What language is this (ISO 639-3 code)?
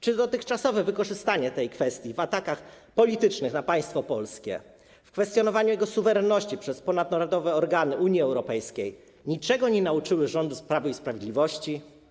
pol